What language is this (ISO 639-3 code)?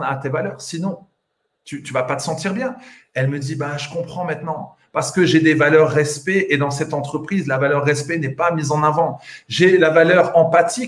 fra